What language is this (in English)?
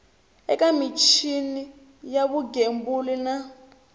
Tsonga